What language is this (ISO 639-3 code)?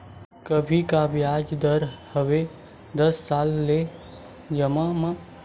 hne